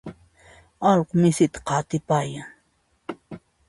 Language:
Puno Quechua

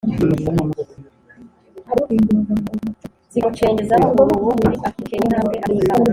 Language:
Kinyarwanda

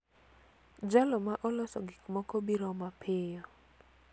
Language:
Luo (Kenya and Tanzania)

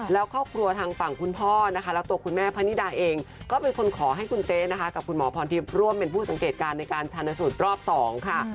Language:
Thai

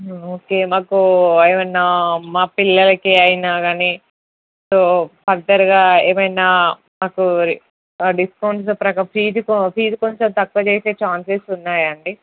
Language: Telugu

